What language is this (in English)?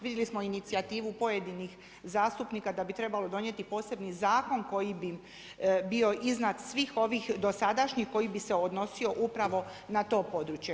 Croatian